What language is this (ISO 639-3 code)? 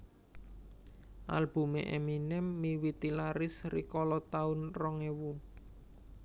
jav